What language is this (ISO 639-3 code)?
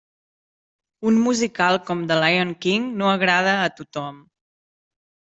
cat